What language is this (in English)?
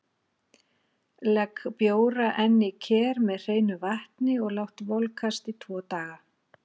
Icelandic